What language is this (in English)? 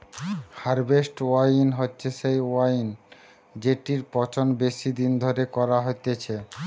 Bangla